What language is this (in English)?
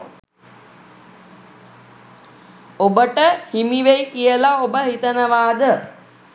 Sinhala